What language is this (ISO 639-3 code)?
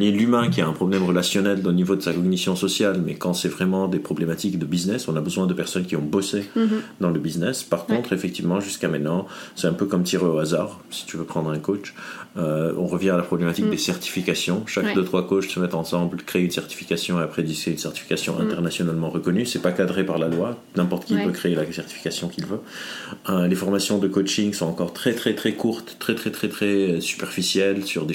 fra